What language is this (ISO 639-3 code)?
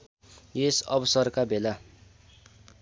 nep